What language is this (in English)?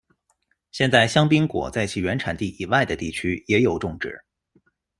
Chinese